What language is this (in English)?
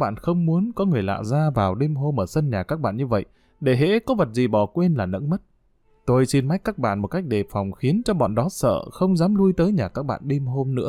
Vietnamese